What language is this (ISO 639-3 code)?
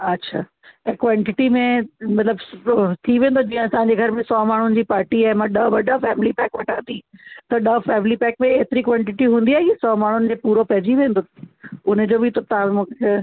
snd